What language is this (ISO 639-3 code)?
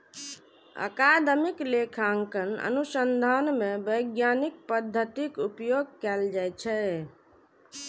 mai